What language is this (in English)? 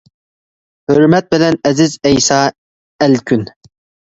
Uyghur